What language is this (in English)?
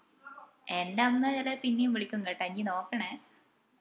Malayalam